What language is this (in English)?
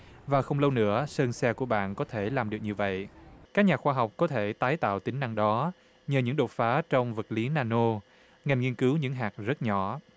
Vietnamese